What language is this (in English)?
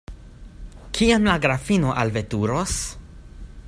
Esperanto